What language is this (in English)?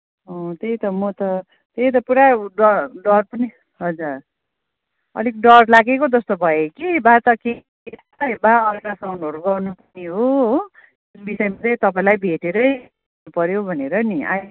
Nepali